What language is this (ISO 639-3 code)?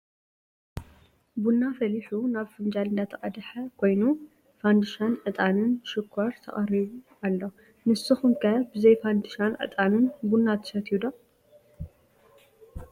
tir